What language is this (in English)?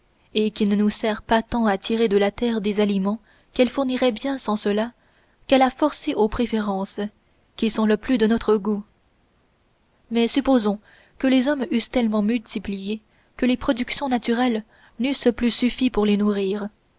French